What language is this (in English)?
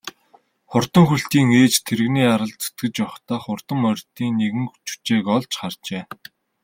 Mongolian